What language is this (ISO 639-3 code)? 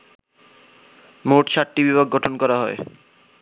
ben